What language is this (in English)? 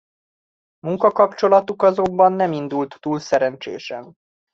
Hungarian